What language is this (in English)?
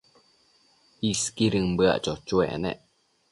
Matsés